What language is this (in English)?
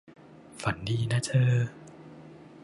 Thai